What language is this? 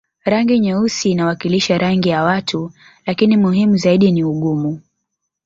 Swahili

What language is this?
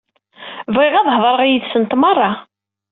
Kabyle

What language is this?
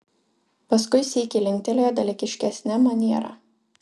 Lithuanian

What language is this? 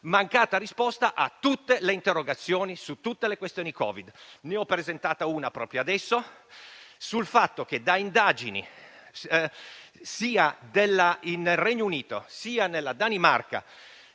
Italian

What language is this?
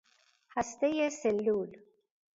Persian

